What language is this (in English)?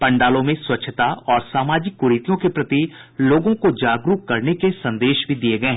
Hindi